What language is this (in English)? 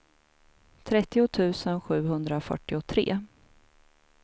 Swedish